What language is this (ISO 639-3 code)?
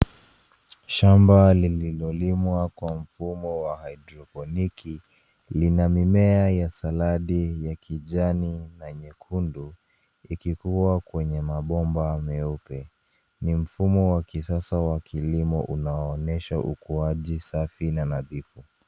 swa